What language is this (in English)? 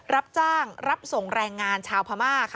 Thai